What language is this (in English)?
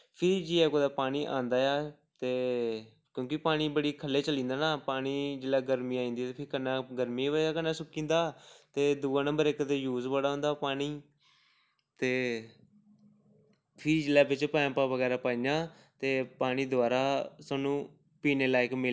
Dogri